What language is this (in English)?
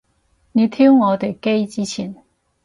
Cantonese